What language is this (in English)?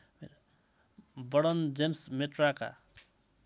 Nepali